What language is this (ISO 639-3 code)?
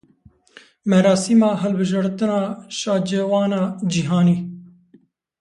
kur